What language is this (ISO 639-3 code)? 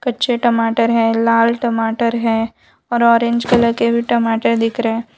hin